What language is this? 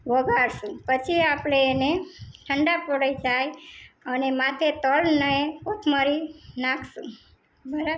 Gujarati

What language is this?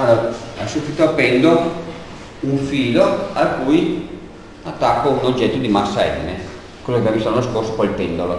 Italian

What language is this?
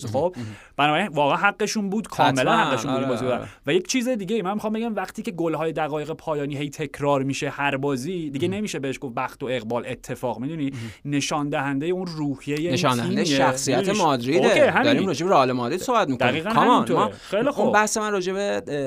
Persian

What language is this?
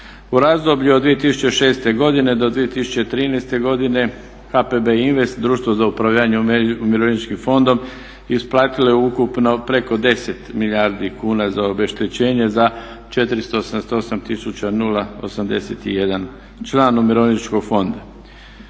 Croatian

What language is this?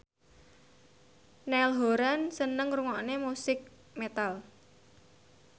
Javanese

